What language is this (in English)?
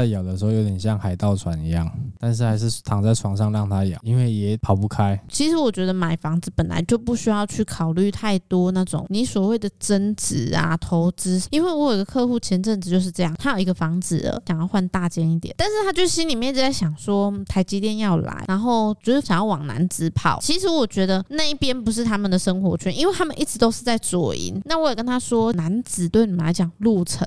Chinese